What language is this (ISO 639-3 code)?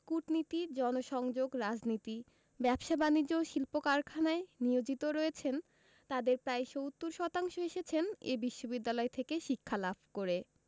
ben